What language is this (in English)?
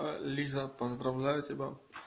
Russian